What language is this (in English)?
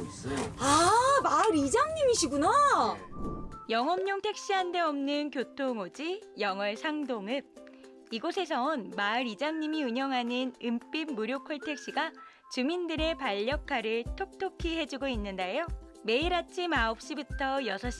Korean